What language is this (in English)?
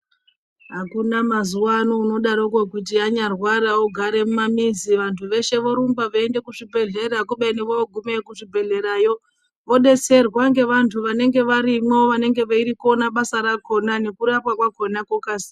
Ndau